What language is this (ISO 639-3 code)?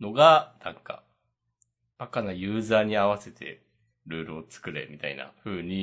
jpn